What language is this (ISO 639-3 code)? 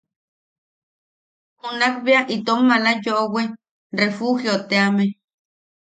yaq